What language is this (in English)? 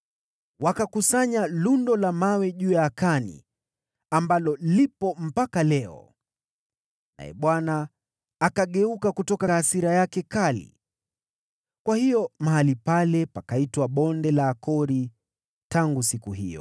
Swahili